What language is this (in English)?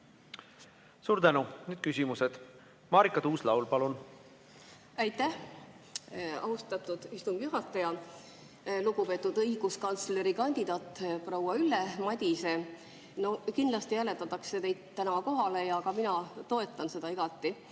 Estonian